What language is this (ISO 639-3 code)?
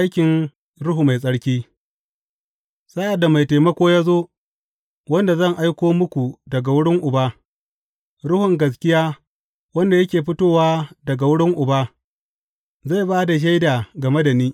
hau